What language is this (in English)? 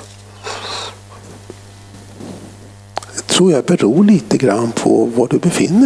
Swedish